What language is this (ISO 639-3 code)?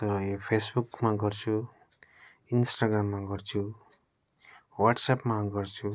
nep